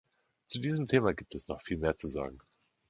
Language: German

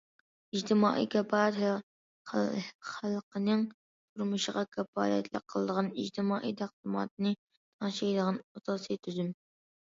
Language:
Uyghur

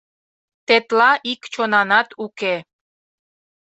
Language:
Mari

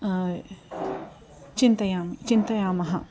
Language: Sanskrit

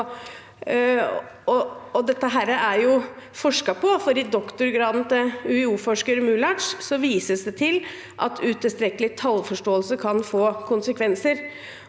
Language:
Norwegian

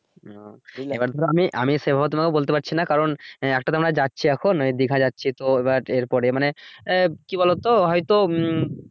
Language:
Bangla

